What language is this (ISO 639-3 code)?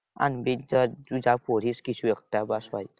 ben